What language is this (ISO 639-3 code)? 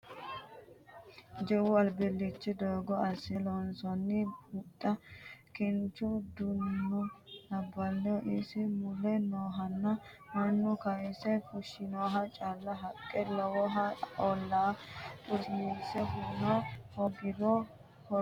sid